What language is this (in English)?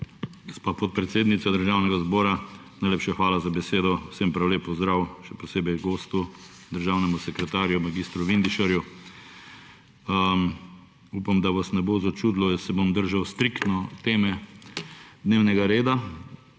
Slovenian